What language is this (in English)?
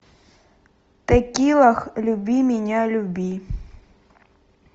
Russian